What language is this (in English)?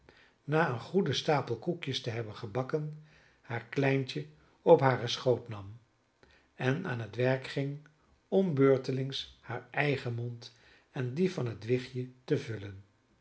Dutch